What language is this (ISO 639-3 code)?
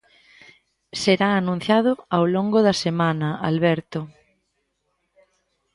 glg